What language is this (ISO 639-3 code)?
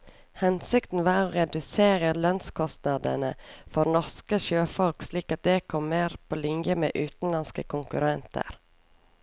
nor